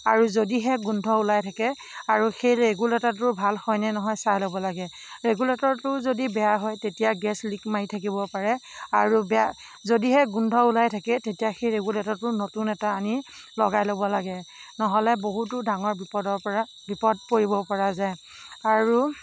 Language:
Assamese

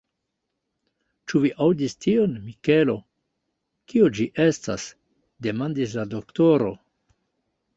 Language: Esperanto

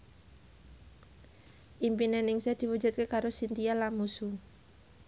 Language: Javanese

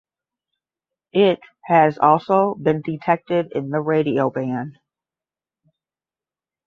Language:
English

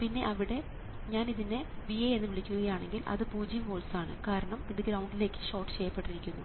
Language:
Malayalam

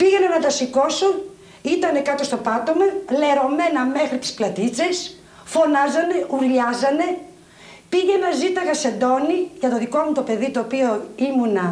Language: Greek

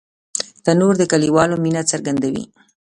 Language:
Pashto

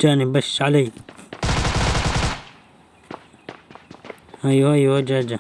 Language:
Arabic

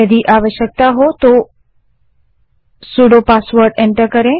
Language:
Hindi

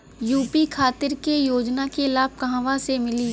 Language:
Bhojpuri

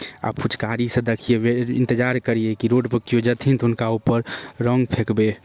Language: Maithili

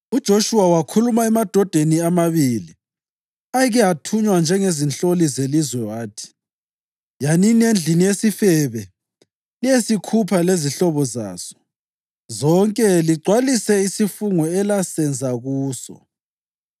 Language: North Ndebele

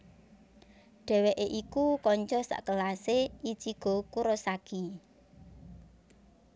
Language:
Javanese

